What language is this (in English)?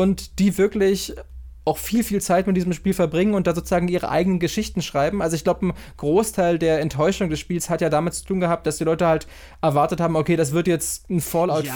German